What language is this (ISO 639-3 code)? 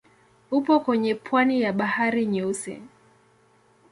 swa